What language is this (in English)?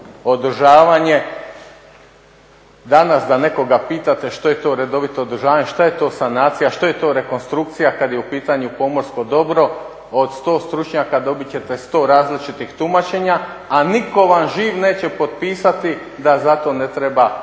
Croatian